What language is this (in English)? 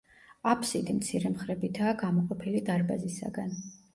Georgian